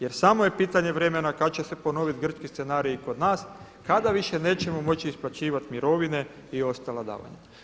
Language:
Croatian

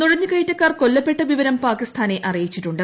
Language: Malayalam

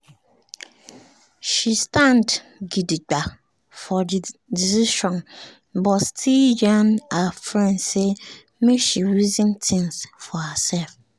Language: Nigerian Pidgin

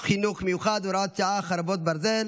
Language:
Hebrew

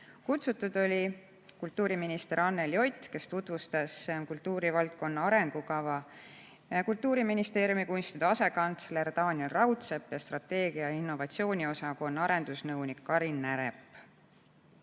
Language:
Estonian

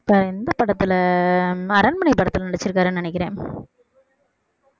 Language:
Tamil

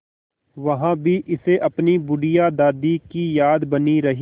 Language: Hindi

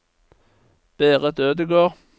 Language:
Norwegian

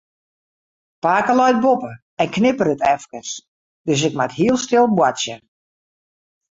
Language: Western Frisian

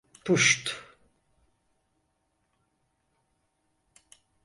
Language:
Turkish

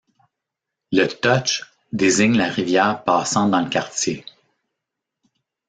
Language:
French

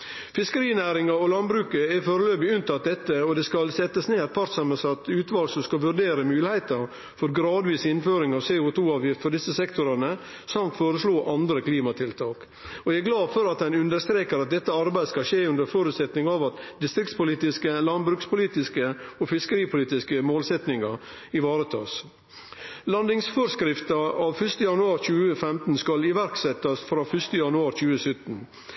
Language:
Norwegian Nynorsk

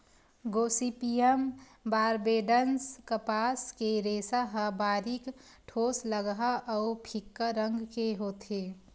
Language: Chhattisgarhi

